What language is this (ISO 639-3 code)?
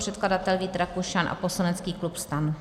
ces